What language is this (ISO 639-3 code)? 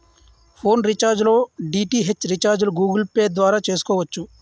tel